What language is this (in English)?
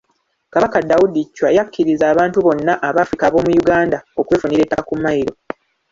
Ganda